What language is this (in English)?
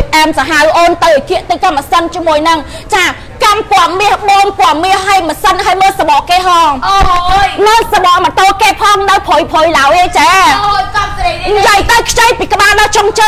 Thai